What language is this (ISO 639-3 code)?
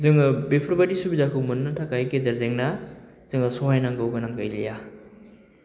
brx